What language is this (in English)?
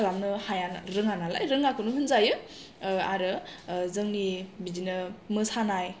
Bodo